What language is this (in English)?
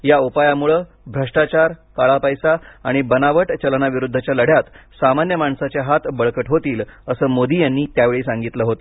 Marathi